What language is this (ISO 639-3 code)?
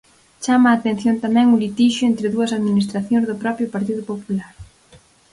glg